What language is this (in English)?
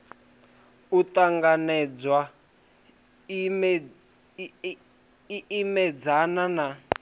Venda